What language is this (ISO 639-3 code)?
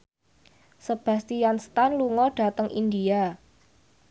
jav